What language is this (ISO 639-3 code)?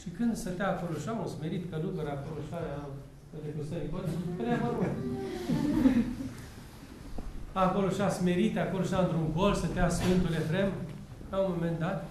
ron